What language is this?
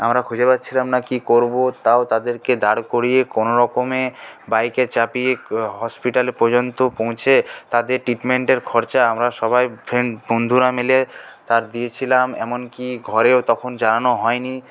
Bangla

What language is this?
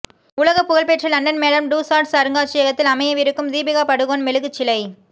Tamil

